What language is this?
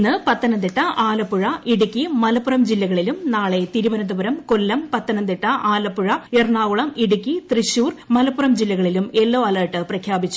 Malayalam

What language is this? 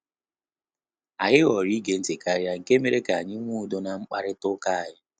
Igbo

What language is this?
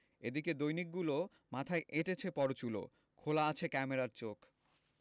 Bangla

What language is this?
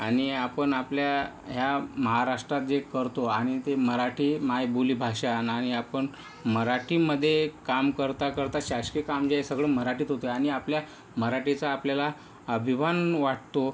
Marathi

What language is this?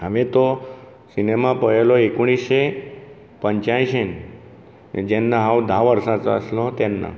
Konkani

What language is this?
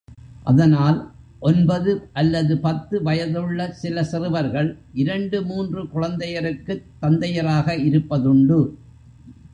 Tamil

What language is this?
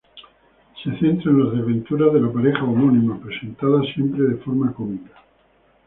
Spanish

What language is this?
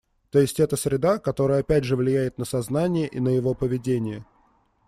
Russian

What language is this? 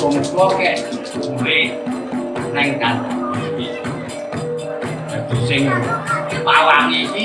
Indonesian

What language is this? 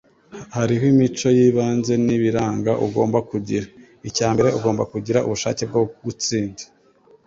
Kinyarwanda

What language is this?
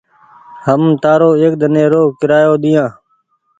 Goaria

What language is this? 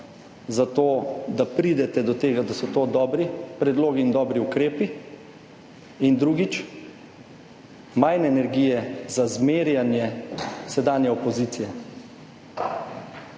Slovenian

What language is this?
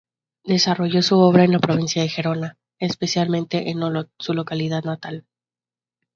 Spanish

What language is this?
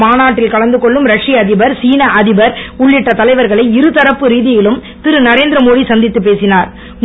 Tamil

